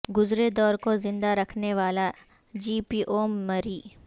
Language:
Urdu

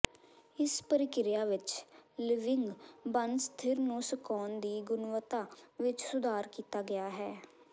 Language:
Punjabi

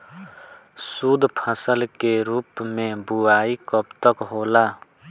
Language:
Bhojpuri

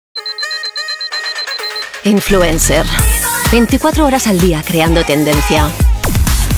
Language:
Spanish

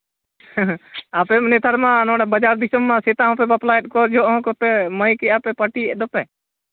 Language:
Santali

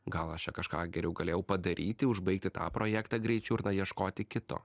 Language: Lithuanian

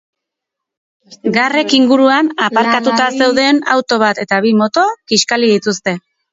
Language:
Basque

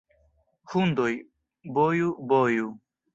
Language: Esperanto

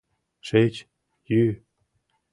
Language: Mari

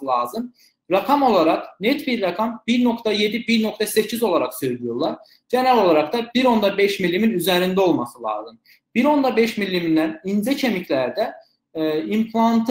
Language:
Turkish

